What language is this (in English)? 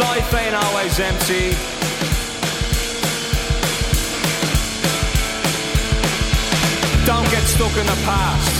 English